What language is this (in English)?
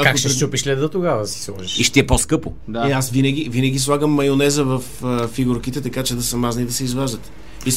Bulgarian